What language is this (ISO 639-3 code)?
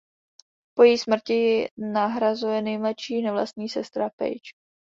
ces